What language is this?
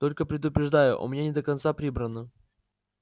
Russian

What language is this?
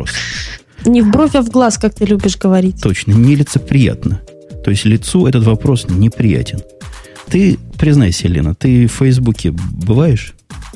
Russian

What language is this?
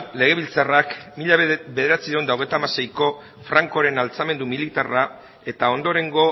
Basque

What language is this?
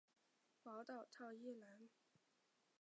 Chinese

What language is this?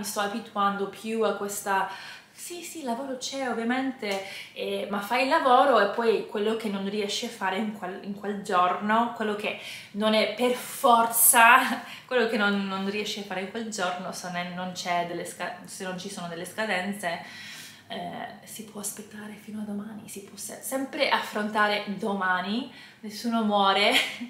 Italian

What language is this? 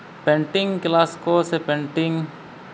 Santali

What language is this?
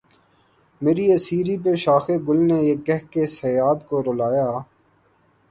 Urdu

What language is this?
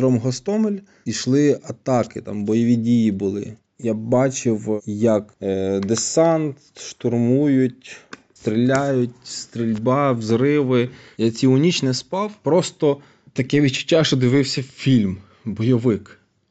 Ukrainian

